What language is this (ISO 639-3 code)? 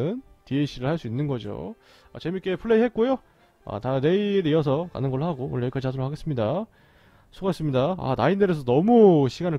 kor